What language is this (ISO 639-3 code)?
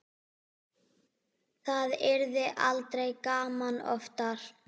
isl